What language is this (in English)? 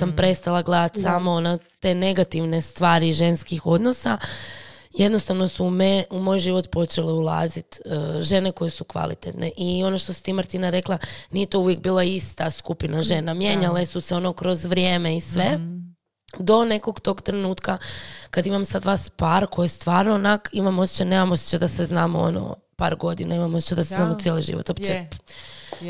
Croatian